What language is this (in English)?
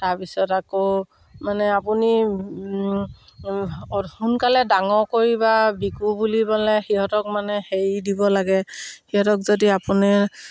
Assamese